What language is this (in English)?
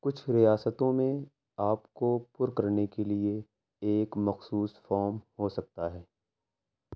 Urdu